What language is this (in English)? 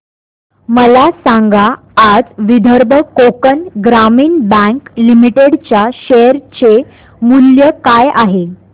Marathi